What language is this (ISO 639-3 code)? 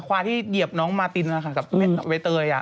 tha